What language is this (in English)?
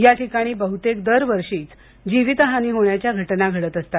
Marathi